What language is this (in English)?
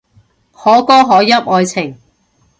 Cantonese